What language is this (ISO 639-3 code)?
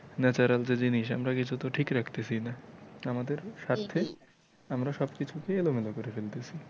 ben